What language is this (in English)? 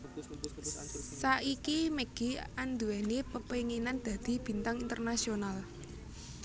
Javanese